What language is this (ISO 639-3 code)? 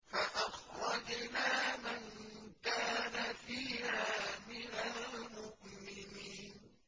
ara